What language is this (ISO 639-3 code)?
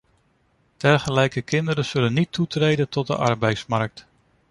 nld